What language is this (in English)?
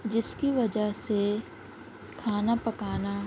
Urdu